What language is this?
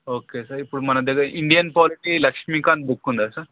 Telugu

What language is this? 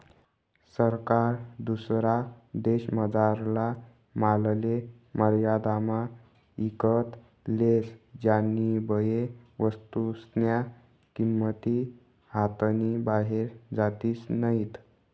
Marathi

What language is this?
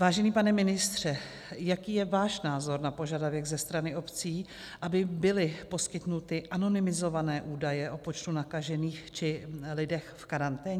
Czech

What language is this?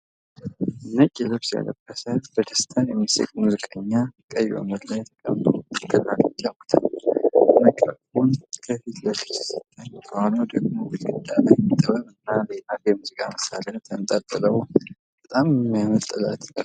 Amharic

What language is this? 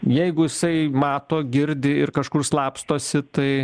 Lithuanian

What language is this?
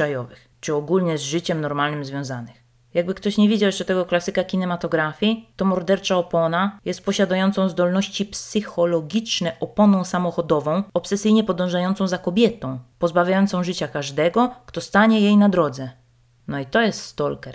Polish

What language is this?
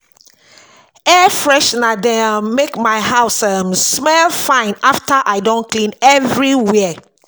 Nigerian Pidgin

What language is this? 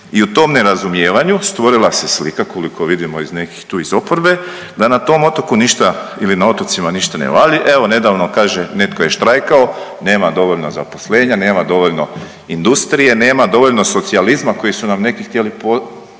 Croatian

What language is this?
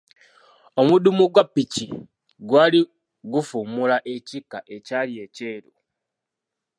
Ganda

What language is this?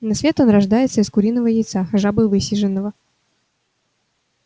Russian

